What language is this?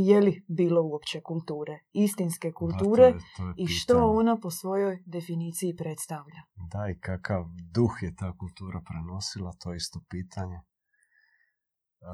Croatian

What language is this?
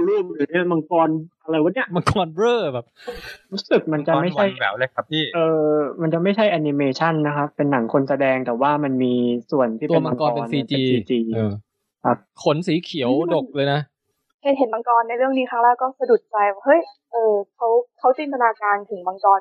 Thai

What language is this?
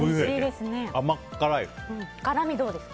Japanese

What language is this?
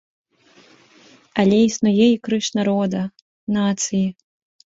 Belarusian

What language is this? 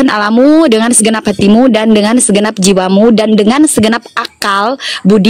Indonesian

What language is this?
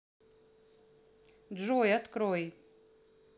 Russian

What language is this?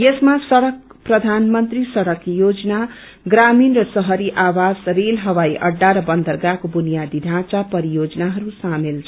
Nepali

